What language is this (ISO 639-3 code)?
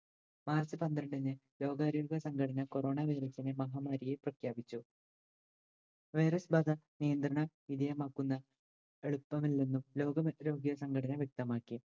mal